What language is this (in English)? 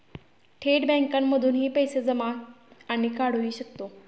Marathi